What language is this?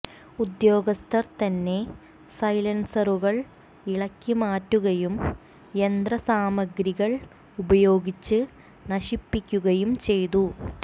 Malayalam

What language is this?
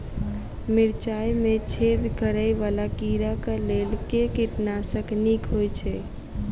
Maithili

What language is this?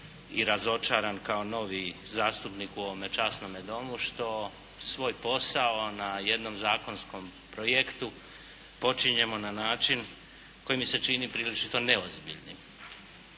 Croatian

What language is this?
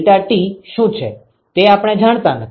Gujarati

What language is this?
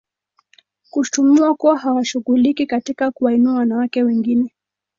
Swahili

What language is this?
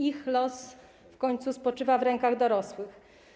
Polish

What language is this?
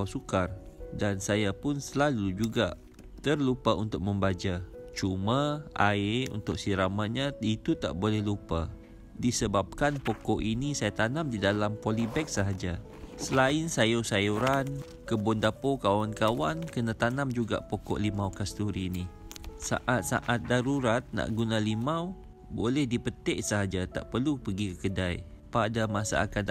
Malay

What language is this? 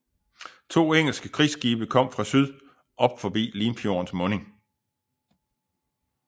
Danish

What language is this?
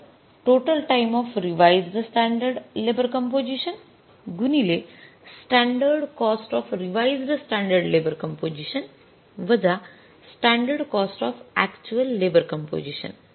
Marathi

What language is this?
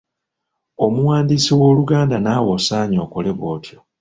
Ganda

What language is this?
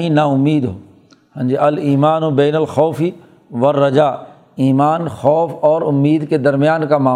Urdu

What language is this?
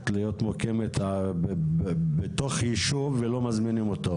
Hebrew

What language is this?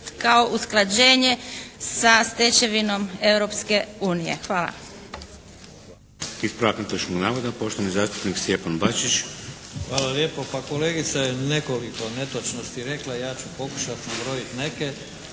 Croatian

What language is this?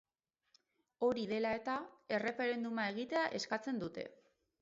Basque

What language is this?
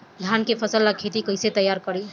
Bhojpuri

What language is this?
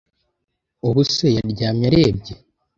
Kinyarwanda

